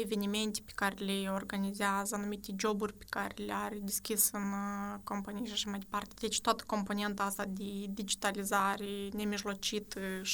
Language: Romanian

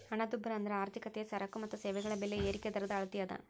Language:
Kannada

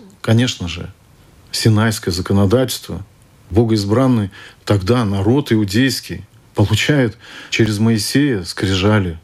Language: Russian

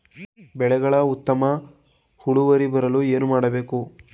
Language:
Kannada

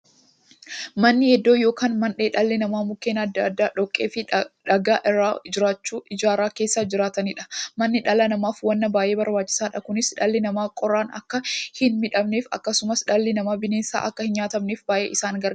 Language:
Oromo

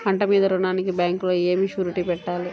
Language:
Telugu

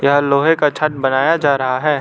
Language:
Hindi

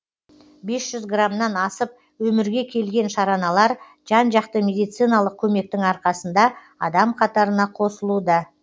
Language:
Kazakh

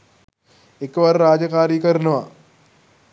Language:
Sinhala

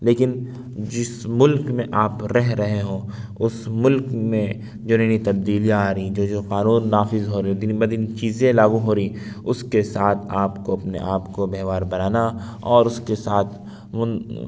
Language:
Urdu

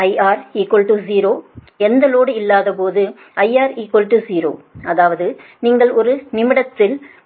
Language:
Tamil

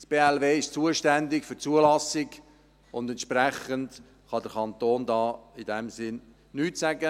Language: Swiss German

